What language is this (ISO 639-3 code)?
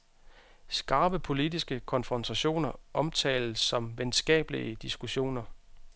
dan